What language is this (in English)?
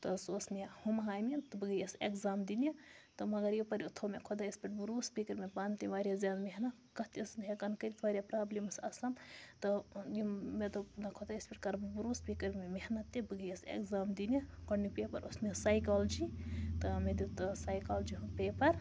Kashmiri